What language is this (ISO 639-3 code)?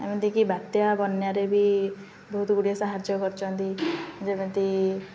ori